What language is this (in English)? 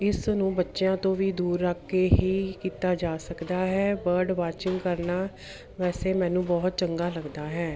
Punjabi